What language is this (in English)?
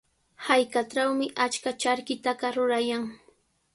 Sihuas Ancash Quechua